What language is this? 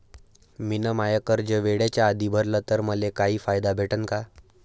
Marathi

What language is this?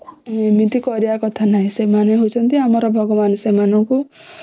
Odia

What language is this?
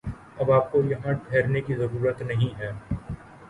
Urdu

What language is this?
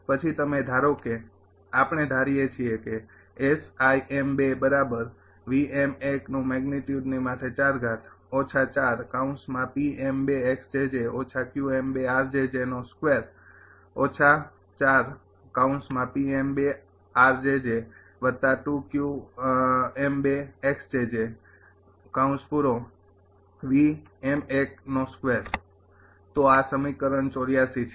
Gujarati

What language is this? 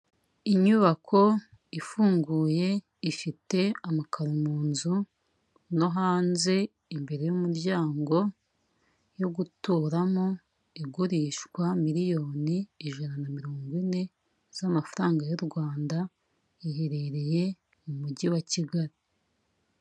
Kinyarwanda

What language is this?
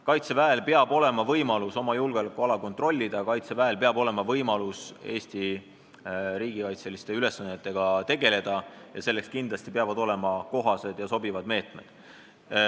Estonian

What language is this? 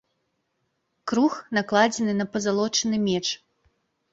Belarusian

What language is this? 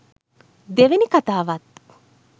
Sinhala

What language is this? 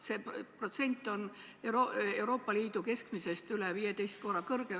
Estonian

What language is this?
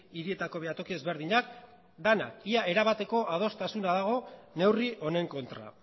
Basque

